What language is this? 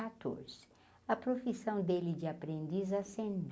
Portuguese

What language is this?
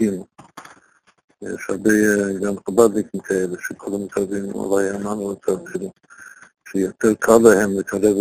Hebrew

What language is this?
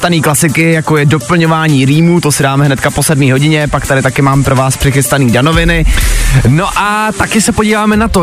Czech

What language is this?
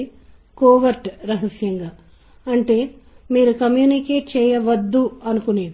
Telugu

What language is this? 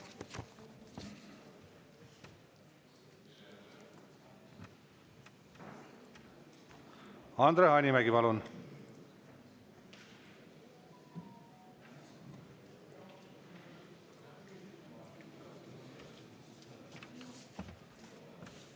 Estonian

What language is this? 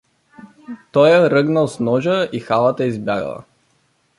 Bulgarian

